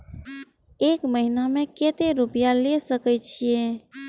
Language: Maithili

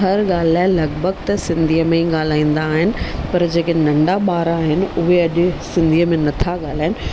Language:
Sindhi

